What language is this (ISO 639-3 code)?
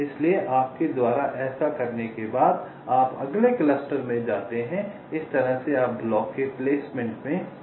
hin